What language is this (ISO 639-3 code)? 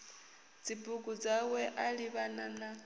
ven